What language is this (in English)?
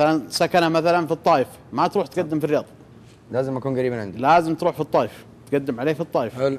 Arabic